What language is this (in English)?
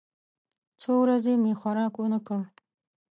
Pashto